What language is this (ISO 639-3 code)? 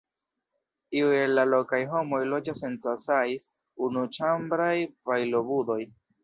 epo